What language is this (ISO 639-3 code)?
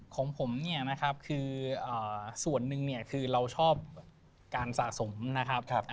tha